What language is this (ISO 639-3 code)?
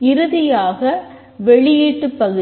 tam